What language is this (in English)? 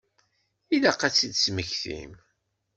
Kabyle